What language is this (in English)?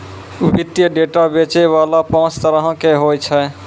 Maithili